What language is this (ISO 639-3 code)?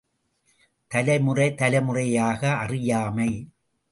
tam